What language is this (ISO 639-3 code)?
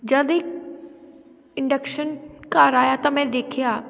pan